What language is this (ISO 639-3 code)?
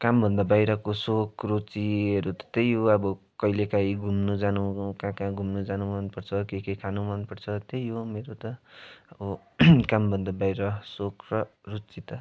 nep